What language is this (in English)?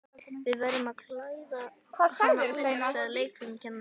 Icelandic